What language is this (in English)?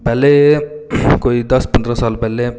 Dogri